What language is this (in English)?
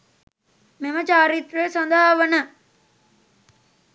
Sinhala